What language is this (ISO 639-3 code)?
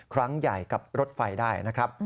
tha